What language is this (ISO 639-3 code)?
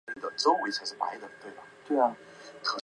zho